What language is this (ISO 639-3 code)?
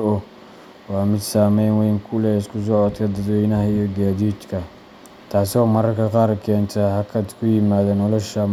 som